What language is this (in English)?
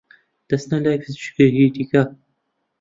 Central Kurdish